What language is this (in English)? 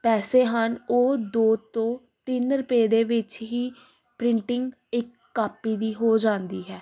Punjabi